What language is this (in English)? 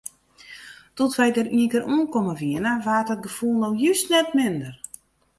Western Frisian